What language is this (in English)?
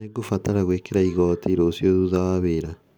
Kikuyu